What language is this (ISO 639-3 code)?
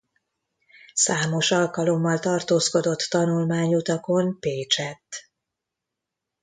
hun